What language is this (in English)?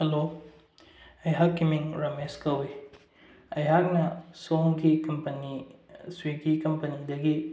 Manipuri